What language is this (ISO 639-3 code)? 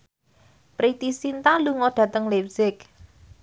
jav